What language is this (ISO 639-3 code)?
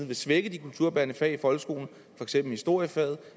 dan